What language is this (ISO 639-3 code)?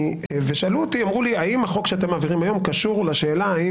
heb